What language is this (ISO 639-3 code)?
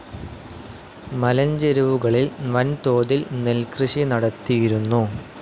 mal